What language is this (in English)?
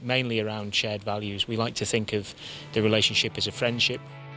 Thai